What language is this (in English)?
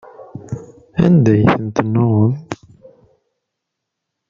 Kabyle